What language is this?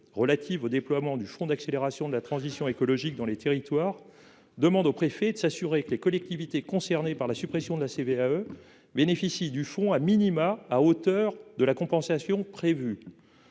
French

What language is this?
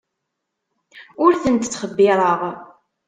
Kabyle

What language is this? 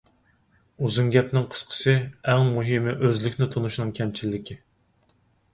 Uyghur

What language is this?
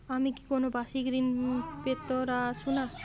Bangla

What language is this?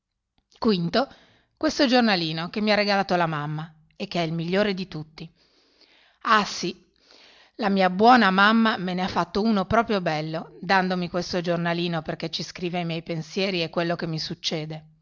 Italian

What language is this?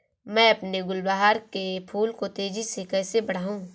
Hindi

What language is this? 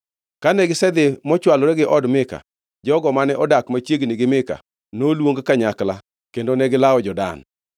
Luo (Kenya and Tanzania)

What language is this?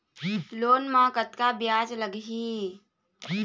Chhattisgarhi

